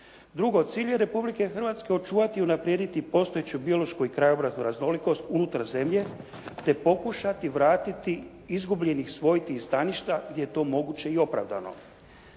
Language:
Croatian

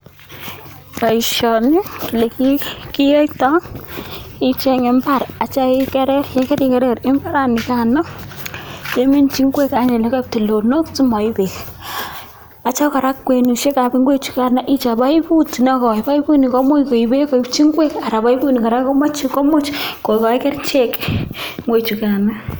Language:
Kalenjin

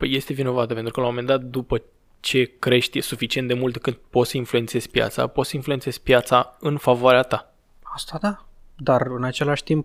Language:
Romanian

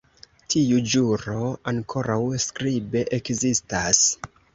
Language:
Esperanto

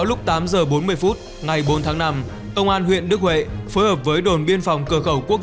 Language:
Vietnamese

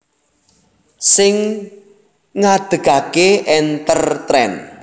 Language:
Javanese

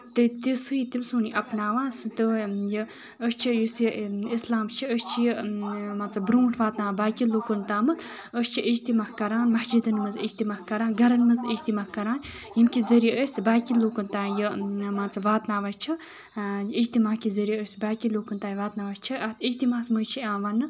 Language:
Kashmiri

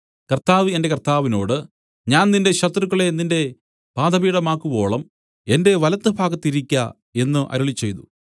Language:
Malayalam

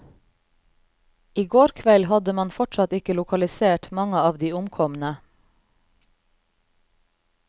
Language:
Norwegian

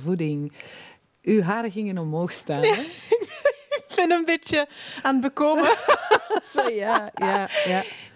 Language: Dutch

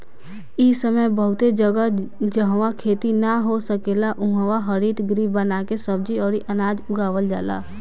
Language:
Bhojpuri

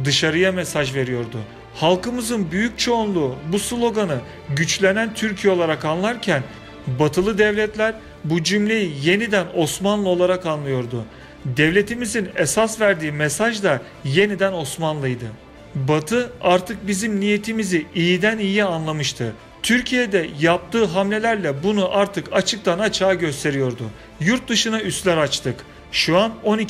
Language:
Turkish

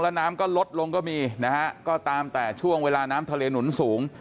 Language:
Thai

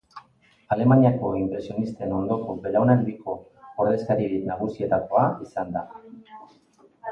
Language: Basque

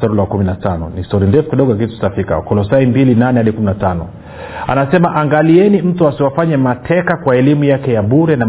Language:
Swahili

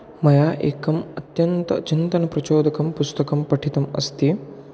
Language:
Sanskrit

